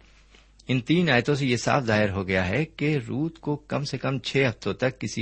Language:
Urdu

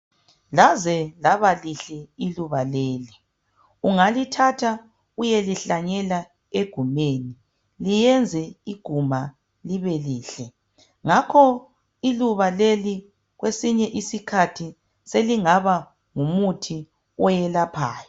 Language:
North Ndebele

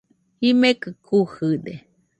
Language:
Nüpode Huitoto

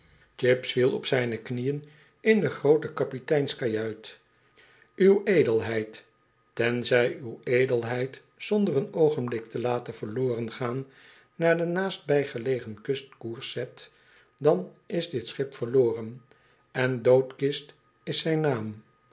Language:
Dutch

